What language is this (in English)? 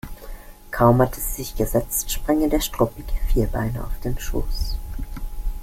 German